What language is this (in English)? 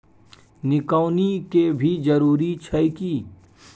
Maithili